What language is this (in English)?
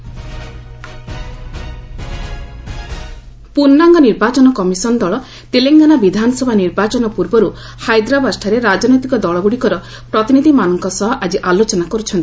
Odia